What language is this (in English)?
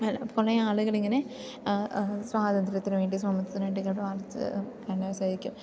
Malayalam